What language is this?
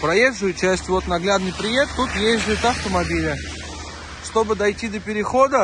Russian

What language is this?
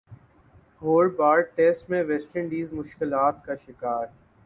Urdu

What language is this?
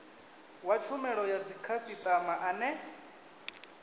Venda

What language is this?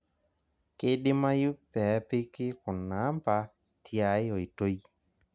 Masai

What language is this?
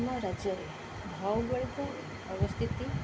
Odia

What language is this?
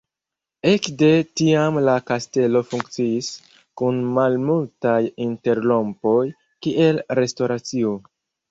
Esperanto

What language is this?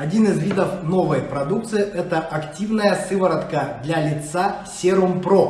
Russian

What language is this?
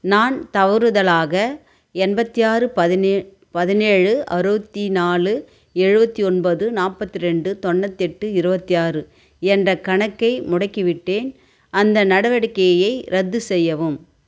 Tamil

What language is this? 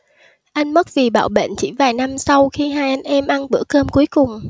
Vietnamese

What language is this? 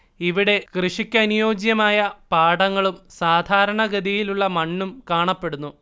Malayalam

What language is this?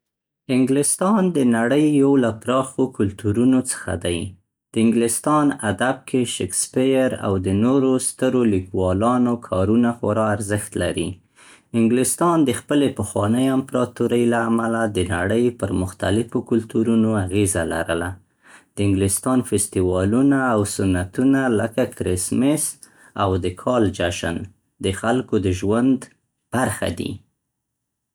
Central Pashto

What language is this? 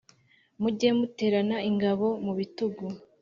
Kinyarwanda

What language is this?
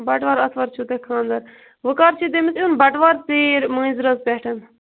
Kashmiri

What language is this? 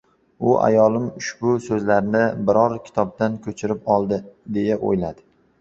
Uzbek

